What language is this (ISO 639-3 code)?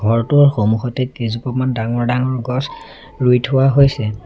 asm